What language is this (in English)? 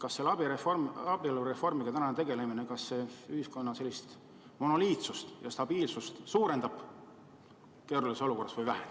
Estonian